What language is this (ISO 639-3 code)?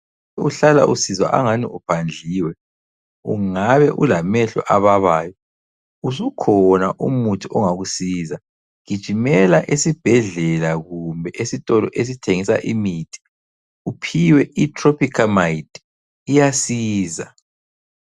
nde